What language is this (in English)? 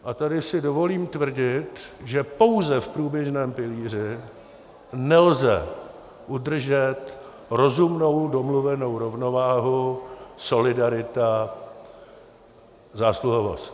Czech